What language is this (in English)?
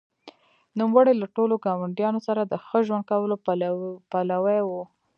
Pashto